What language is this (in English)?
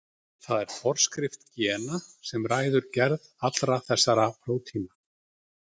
Icelandic